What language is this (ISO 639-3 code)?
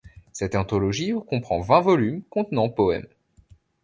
fra